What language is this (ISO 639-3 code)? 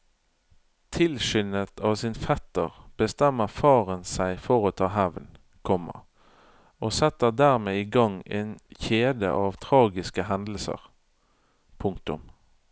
nor